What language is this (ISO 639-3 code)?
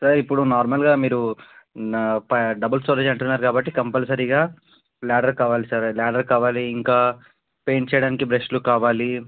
tel